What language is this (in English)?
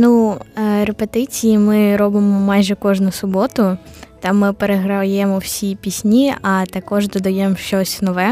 Ukrainian